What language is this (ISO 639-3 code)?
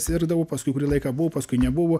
lit